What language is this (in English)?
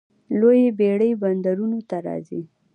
Pashto